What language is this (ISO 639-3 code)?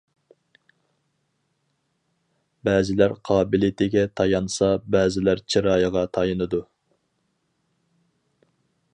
uig